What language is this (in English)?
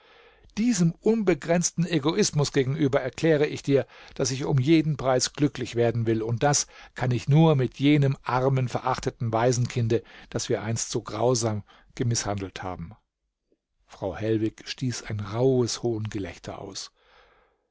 German